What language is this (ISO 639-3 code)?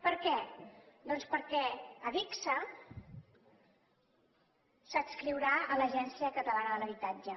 cat